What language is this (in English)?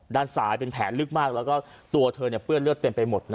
Thai